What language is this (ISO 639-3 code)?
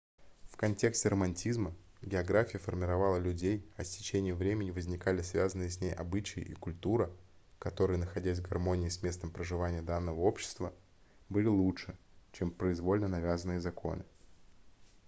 rus